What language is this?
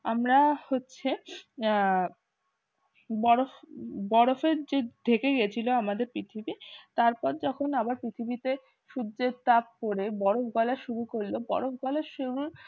Bangla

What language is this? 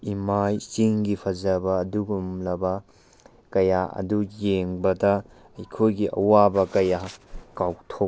Manipuri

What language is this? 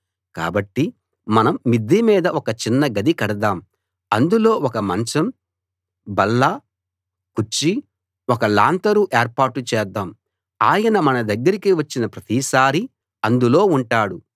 Telugu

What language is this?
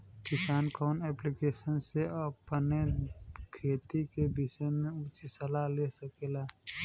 Bhojpuri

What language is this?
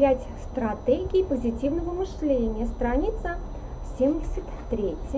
Russian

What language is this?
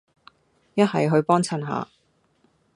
Cantonese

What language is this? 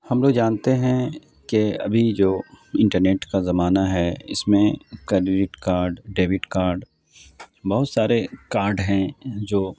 Urdu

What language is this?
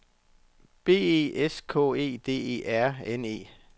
Danish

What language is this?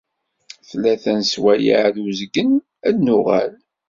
Kabyle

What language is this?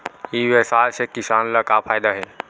Chhattisgarhi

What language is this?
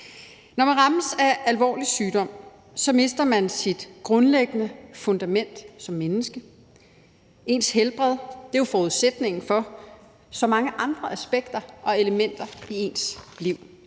Danish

